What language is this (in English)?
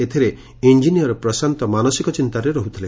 Odia